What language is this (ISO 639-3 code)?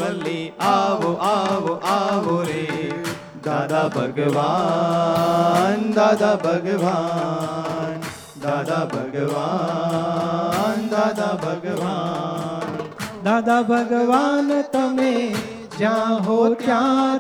guj